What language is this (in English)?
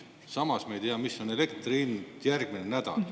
Estonian